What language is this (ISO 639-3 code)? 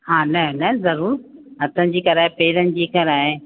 snd